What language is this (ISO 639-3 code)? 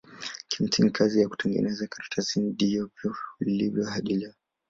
swa